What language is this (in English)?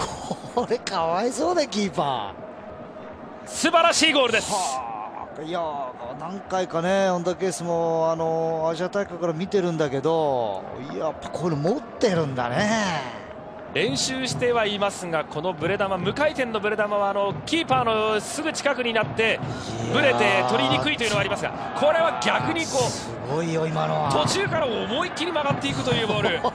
Japanese